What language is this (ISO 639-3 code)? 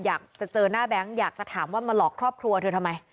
tha